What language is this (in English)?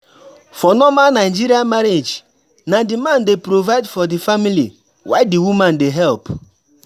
Nigerian Pidgin